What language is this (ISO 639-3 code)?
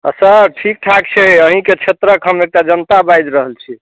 mai